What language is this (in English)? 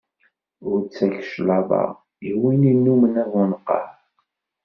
Kabyle